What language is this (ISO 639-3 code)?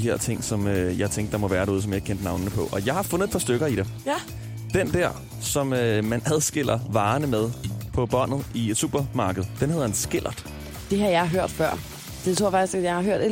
dan